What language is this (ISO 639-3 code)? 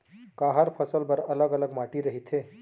hne